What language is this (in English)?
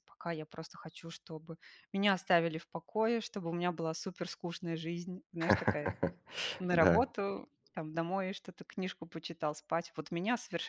Russian